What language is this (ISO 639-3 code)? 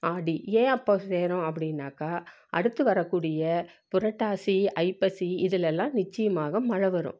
tam